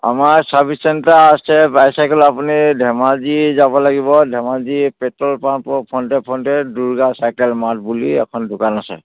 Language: Assamese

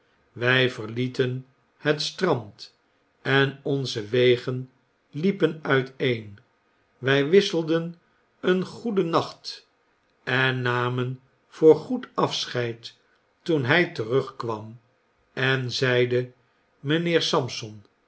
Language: Dutch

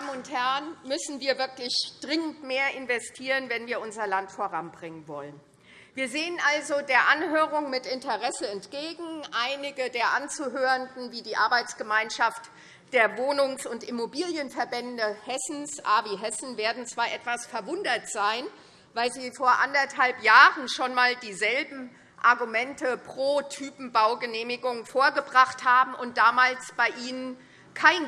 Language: German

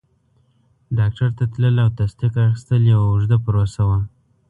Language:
Pashto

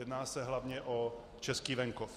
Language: Czech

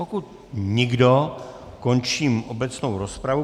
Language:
Czech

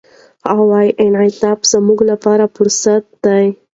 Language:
Pashto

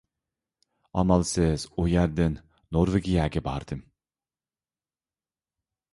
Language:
Uyghur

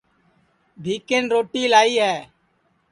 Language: Sansi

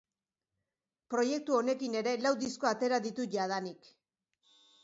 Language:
Basque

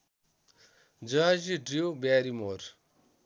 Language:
Nepali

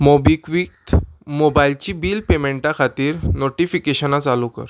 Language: Konkani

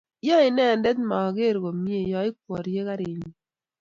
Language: Kalenjin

